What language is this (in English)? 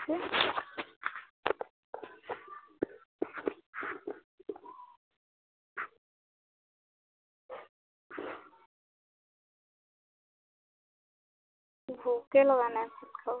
Assamese